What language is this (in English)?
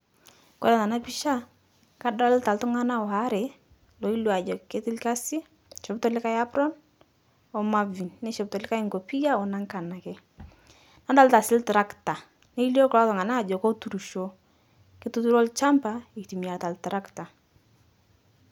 Masai